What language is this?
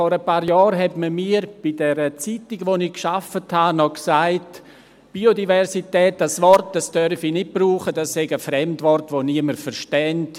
Swiss German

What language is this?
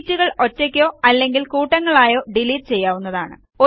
Malayalam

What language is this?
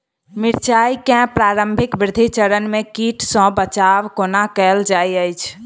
Maithili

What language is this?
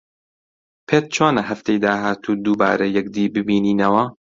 Central Kurdish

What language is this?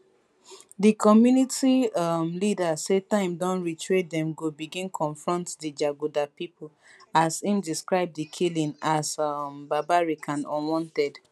Nigerian Pidgin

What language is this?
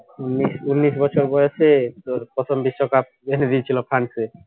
Bangla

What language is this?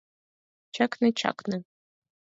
Mari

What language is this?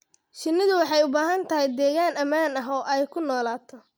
Somali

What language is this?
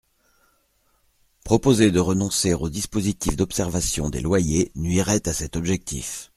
French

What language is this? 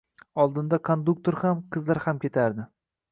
Uzbek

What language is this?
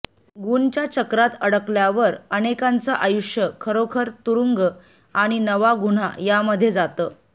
Marathi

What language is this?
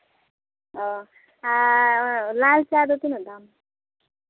Santali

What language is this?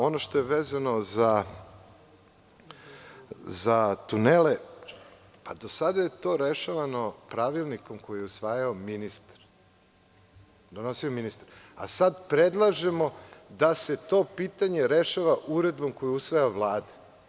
Serbian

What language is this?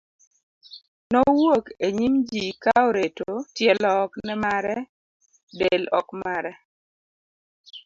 Luo (Kenya and Tanzania)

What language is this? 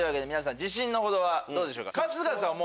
Japanese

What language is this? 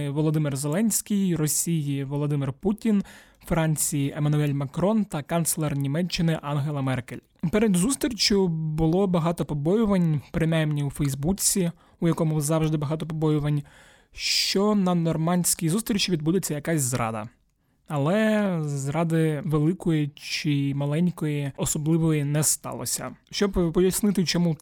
Ukrainian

